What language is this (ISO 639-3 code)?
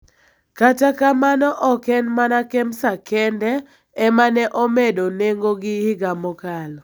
luo